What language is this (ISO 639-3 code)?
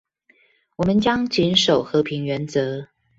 zho